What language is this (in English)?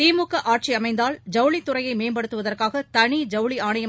Tamil